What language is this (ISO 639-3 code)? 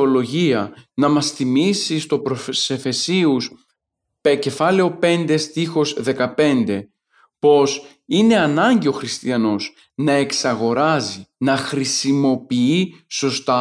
ell